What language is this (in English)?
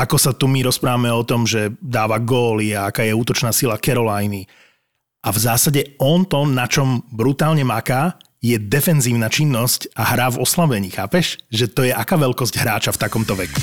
Slovak